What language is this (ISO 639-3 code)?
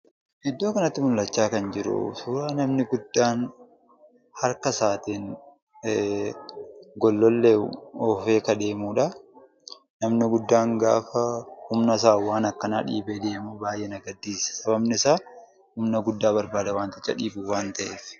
orm